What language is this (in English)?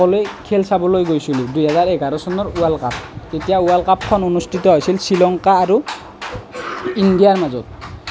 Assamese